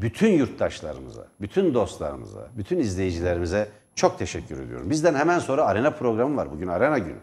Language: Turkish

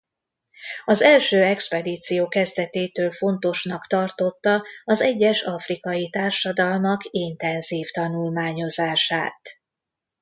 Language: Hungarian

